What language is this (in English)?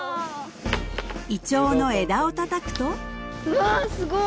Japanese